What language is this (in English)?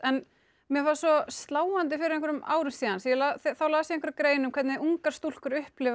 Icelandic